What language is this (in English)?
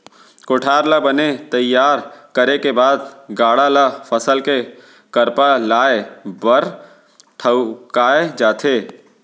Chhattisgarhi